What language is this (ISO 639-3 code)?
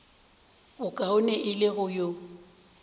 nso